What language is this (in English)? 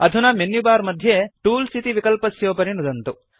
Sanskrit